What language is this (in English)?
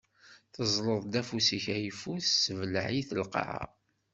Kabyle